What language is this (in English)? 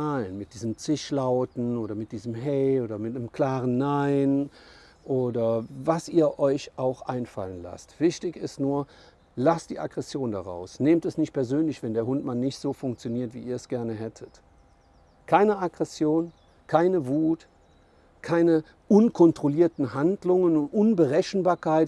German